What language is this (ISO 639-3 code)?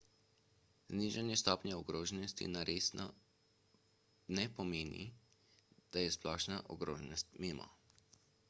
slv